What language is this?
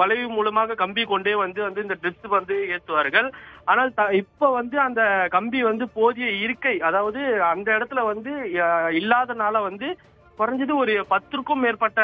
Tamil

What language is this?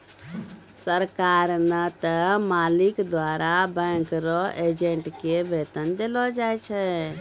Maithili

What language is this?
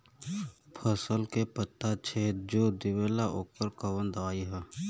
Bhojpuri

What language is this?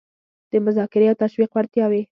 Pashto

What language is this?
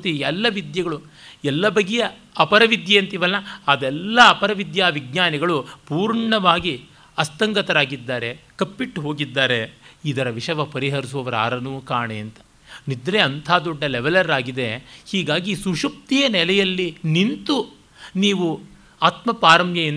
Kannada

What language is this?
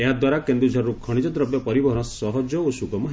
Odia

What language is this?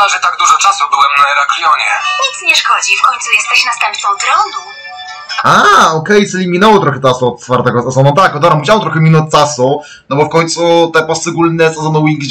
Polish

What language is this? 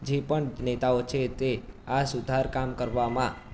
Gujarati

